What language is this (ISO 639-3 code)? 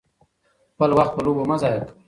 pus